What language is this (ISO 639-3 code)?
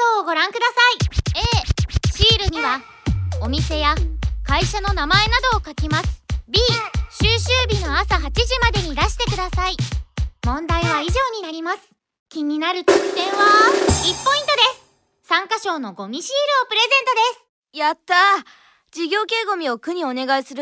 jpn